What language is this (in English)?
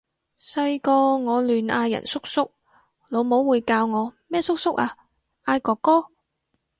Cantonese